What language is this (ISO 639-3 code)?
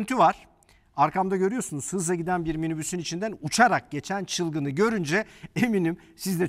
tur